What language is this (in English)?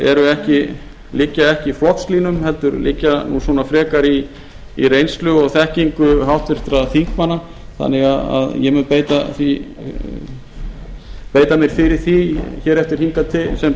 Icelandic